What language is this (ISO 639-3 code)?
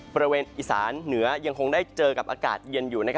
tha